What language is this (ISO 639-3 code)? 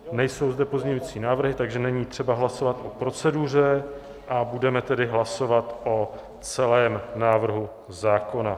ces